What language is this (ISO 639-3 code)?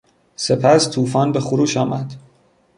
fas